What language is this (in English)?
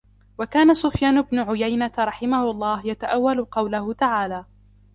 Arabic